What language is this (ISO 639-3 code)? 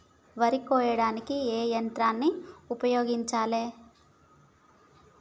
tel